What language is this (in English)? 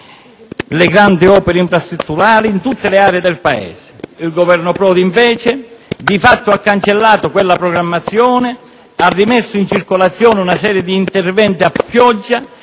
Italian